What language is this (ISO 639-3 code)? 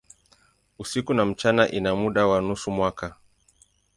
swa